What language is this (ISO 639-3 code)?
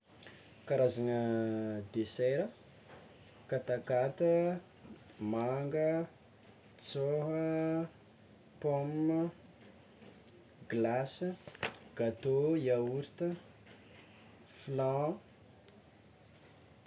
xmw